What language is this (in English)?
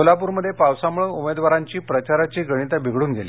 Marathi